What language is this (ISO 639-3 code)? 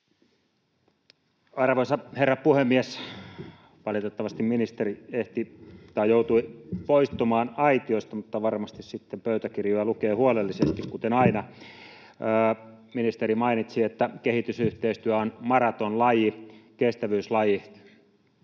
fin